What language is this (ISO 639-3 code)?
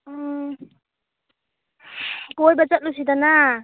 mni